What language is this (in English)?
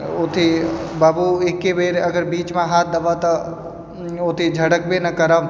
Maithili